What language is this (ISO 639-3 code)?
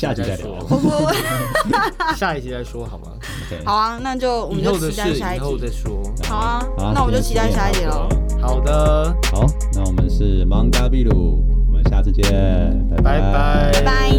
zho